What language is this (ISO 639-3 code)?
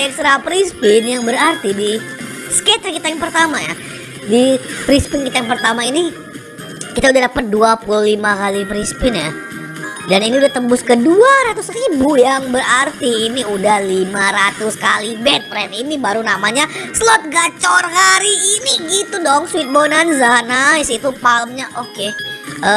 ind